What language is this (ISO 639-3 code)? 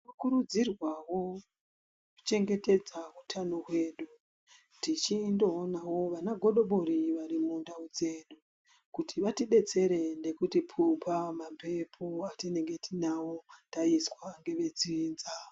ndc